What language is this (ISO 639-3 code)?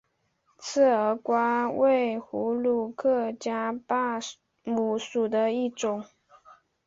zho